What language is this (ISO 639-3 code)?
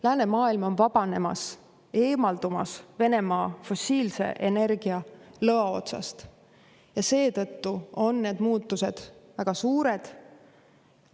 est